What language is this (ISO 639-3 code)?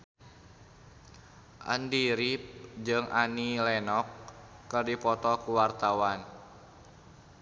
sun